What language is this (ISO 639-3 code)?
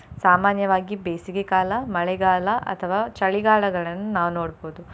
kan